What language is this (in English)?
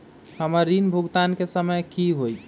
Magahi